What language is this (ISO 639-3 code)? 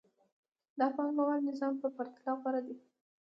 pus